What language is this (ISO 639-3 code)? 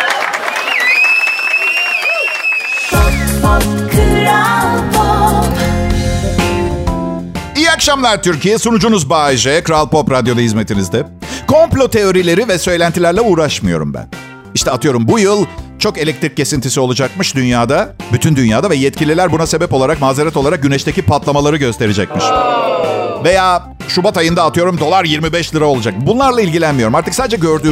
tur